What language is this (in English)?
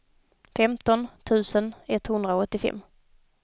Swedish